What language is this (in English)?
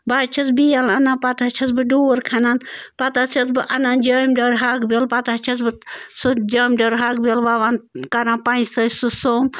Kashmiri